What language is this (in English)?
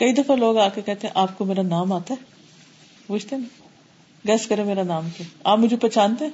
Urdu